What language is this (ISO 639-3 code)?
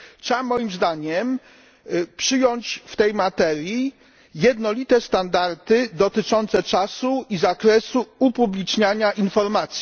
pol